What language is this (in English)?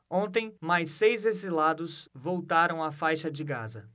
Portuguese